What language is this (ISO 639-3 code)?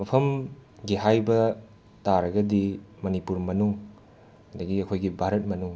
mni